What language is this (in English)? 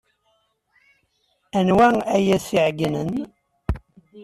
Kabyle